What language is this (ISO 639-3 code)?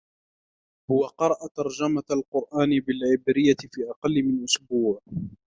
ara